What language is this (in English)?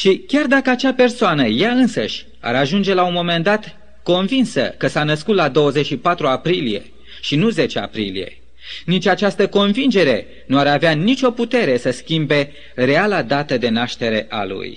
Romanian